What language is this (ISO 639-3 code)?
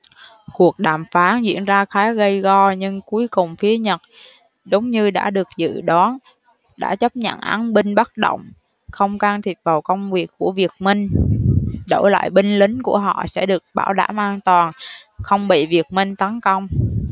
vie